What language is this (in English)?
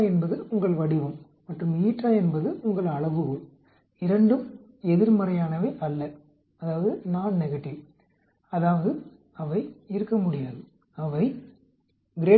Tamil